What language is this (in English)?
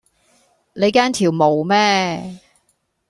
Cantonese